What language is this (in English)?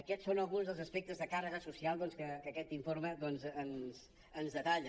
Catalan